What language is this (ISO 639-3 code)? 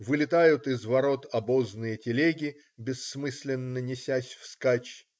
rus